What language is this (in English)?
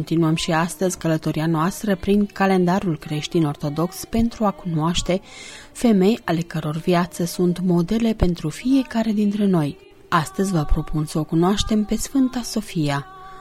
Romanian